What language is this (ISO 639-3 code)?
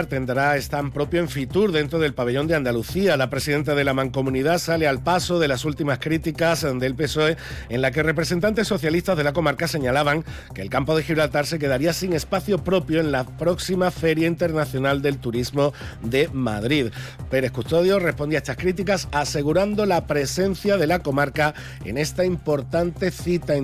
spa